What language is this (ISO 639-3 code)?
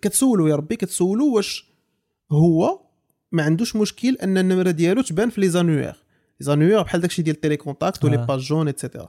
ara